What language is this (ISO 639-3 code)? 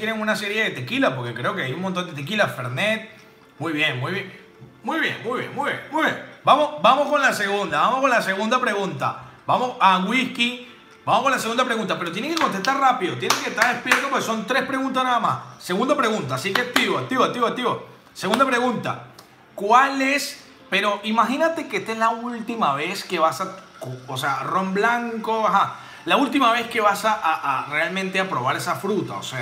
spa